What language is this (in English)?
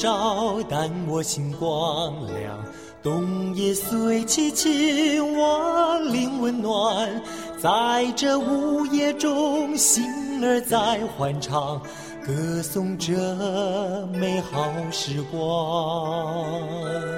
Chinese